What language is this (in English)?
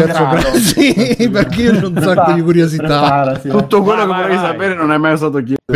Italian